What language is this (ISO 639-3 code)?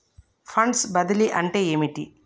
tel